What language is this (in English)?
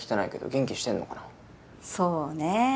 Japanese